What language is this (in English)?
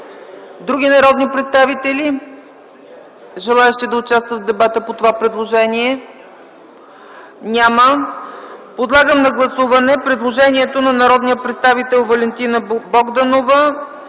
Bulgarian